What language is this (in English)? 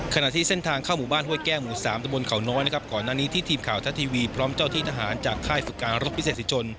Thai